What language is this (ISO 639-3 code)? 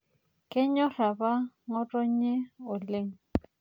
mas